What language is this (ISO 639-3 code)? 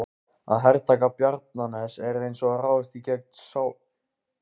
isl